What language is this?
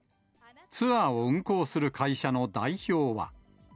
Japanese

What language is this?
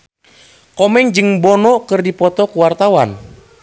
Sundanese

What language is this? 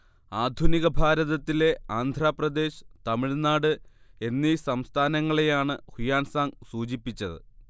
Malayalam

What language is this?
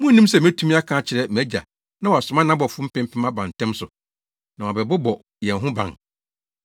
Akan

